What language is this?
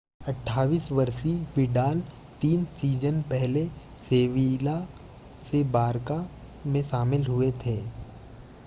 Hindi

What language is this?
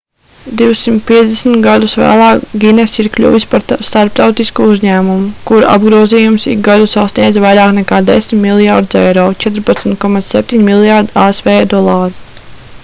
Latvian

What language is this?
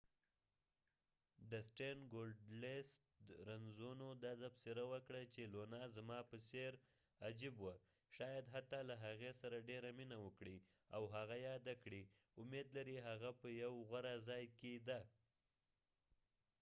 Pashto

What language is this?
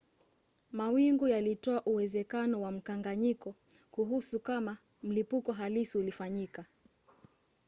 Swahili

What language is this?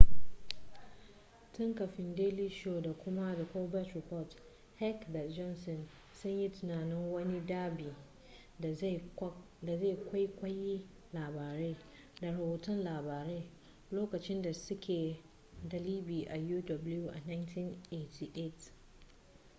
Hausa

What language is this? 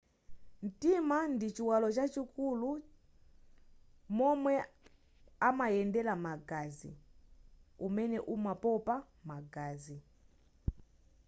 Nyanja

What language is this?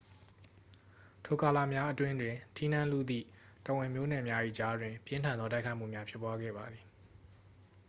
Burmese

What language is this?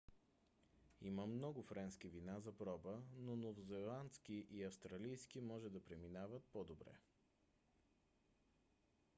Bulgarian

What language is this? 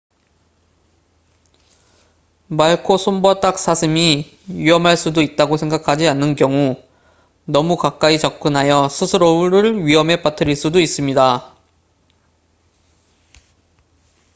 Korean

